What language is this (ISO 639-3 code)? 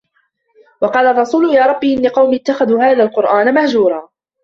ara